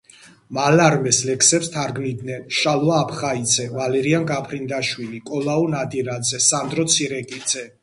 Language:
Georgian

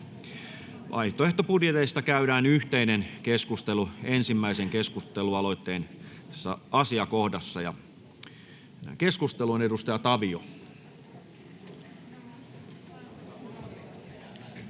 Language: Finnish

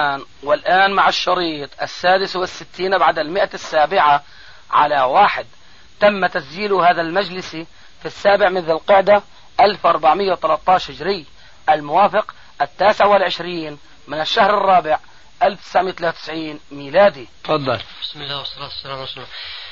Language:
Arabic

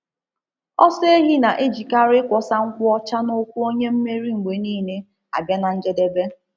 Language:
Igbo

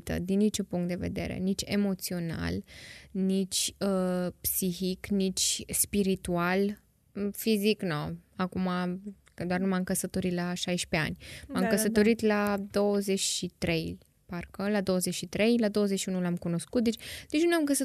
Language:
Romanian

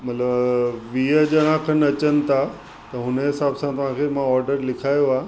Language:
Sindhi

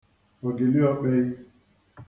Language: Igbo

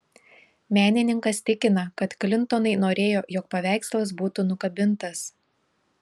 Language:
Lithuanian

